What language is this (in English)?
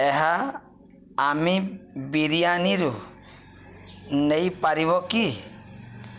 Odia